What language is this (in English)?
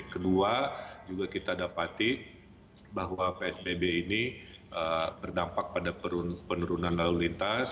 Indonesian